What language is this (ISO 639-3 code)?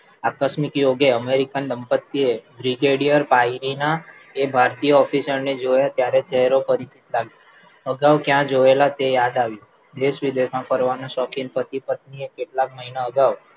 guj